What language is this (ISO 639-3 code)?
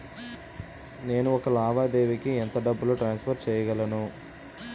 tel